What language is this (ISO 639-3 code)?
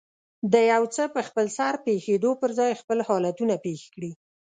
pus